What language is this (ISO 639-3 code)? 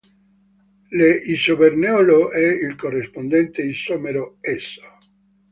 ita